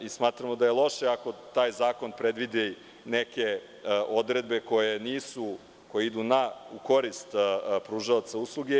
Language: Serbian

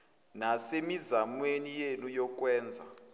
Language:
Zulu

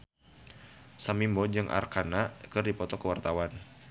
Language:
Sundanese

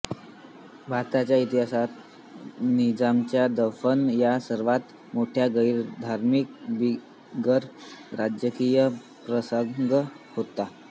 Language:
Marathi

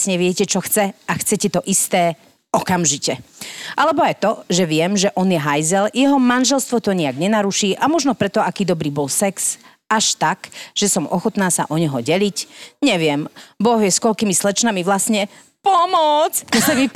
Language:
Slovak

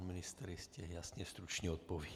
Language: Czech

